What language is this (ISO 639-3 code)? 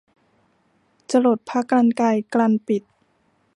tha